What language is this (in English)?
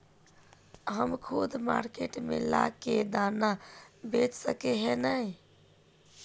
Magahi